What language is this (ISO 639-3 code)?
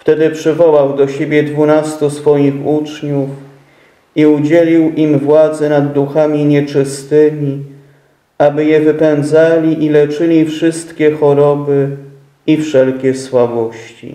pol